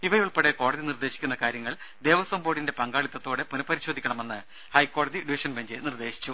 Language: Malayalam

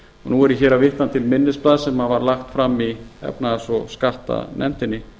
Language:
Icelandic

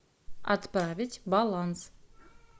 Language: Russian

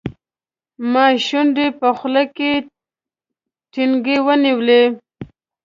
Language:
Pashto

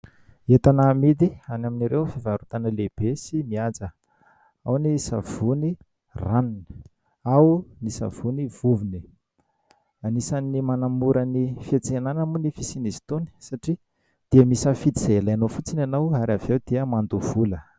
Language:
Malagasy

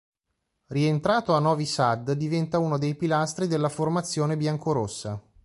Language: Italian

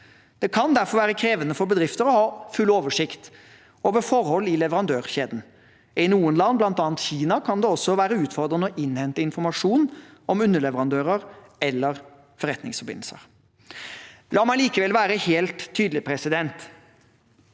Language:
Norwegian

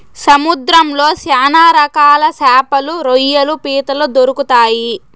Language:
Telugu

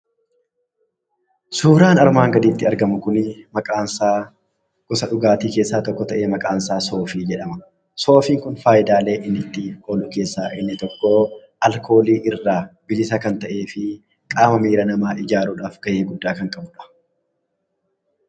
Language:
Oromo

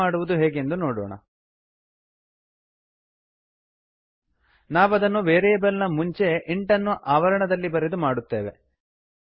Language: Kannada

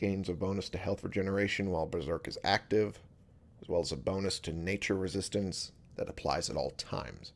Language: English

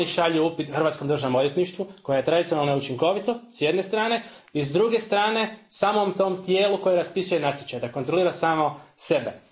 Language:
Croatian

